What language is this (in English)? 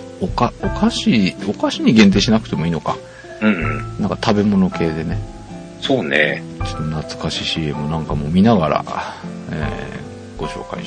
Japanese